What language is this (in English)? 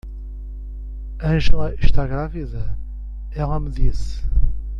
Portuguese